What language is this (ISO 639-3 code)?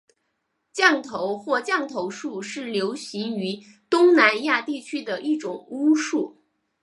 zho